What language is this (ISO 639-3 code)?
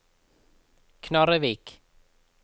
nor